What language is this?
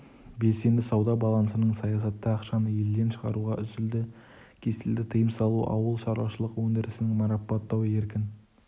Kazakh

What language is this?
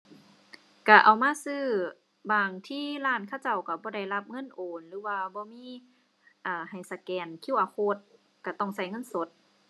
Thai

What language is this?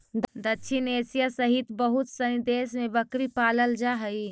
Magahi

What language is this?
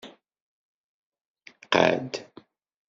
Kabyle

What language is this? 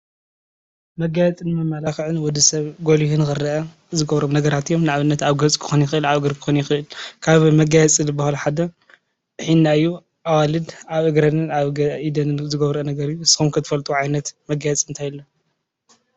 Tigrinya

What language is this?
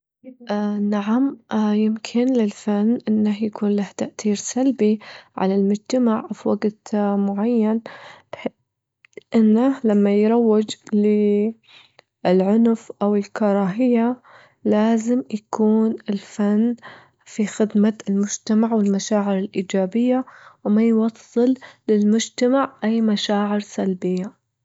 Gulf Arabic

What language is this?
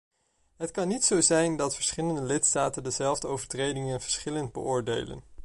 Dutch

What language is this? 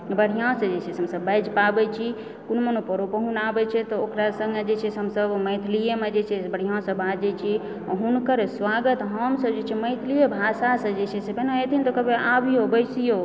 Maithili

